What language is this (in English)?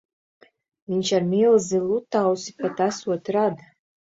Latvian